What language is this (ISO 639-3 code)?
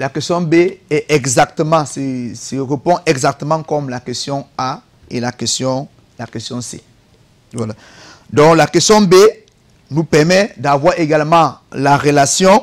fra